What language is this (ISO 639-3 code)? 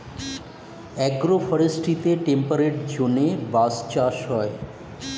ben